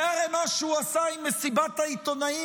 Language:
Hebrew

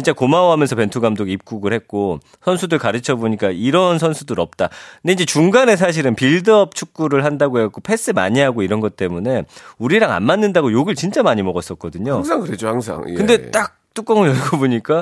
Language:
Korean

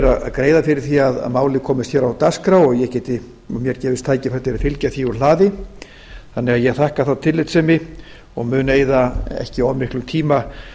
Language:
Icelandic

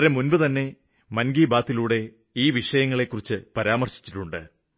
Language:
Malayalam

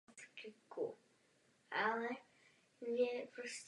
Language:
Czech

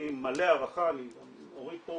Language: Hebrew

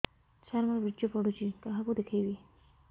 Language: Odia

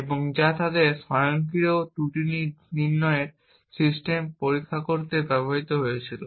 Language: Bangla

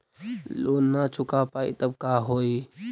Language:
Magahi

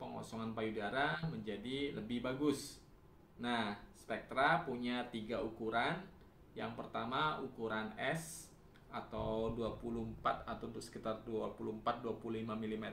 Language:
Indonesian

